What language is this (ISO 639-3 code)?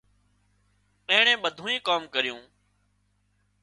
kxp